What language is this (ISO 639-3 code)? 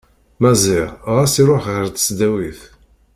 kab